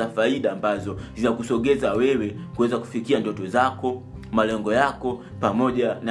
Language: Swahili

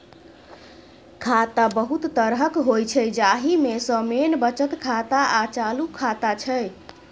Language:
Maithili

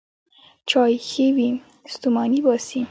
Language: Pashto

